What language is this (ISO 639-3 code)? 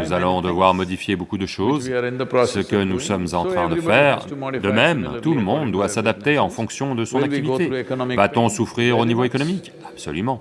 fra